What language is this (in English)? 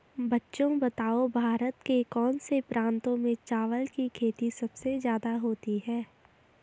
Hindi